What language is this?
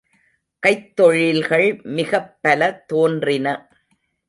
Tamil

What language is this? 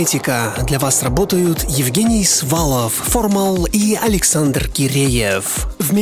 Russian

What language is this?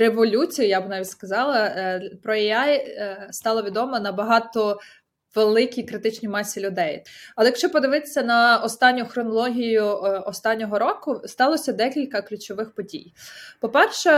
Ukrainian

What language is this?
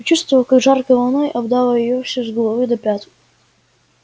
Russian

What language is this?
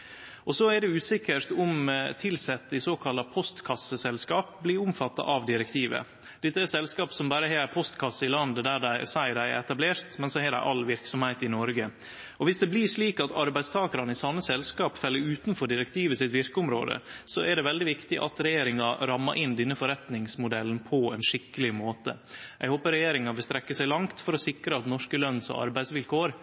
Norwegian Nynorsk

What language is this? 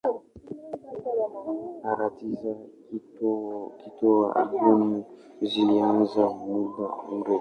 Swahili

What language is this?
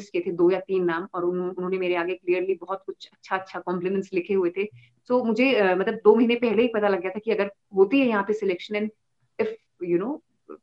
Hindi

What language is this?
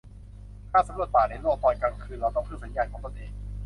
Thai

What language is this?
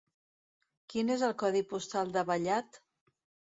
Catalan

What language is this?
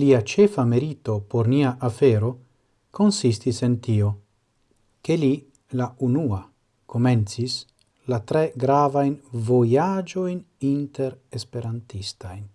Italian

